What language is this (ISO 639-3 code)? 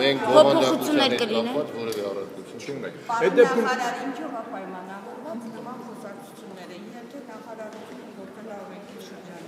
tur